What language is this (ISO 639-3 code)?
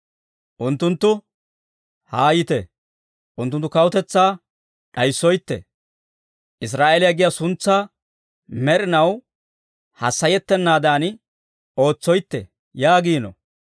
dwr